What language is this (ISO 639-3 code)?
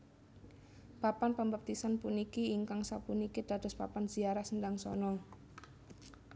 jav